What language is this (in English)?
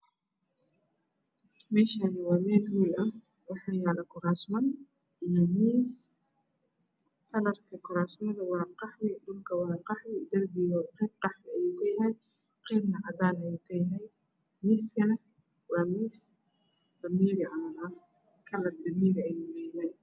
Somali